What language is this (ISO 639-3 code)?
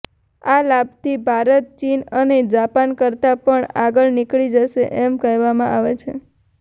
guj